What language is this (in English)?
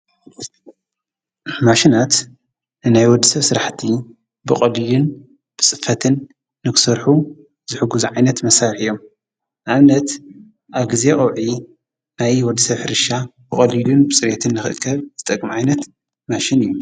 Tigrinya